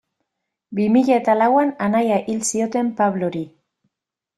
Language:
Basque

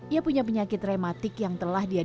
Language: Indonesian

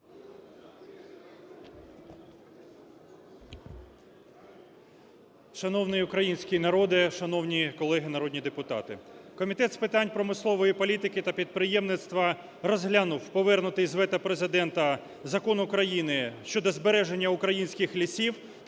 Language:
Ukrainian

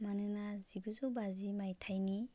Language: Bodo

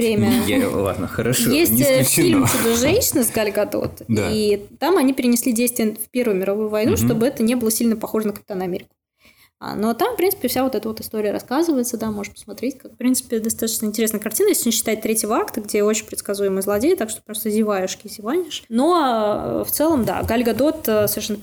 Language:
Russian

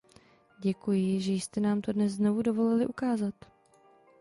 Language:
Czech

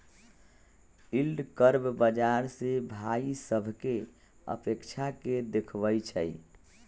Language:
Magahi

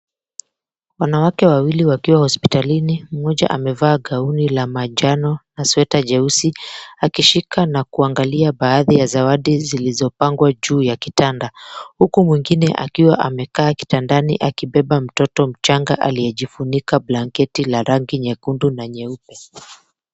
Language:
Swahili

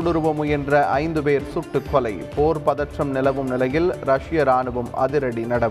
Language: Tamil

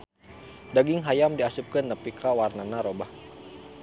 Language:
Sundanese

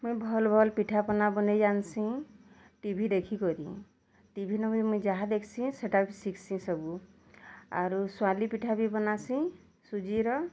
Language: Odia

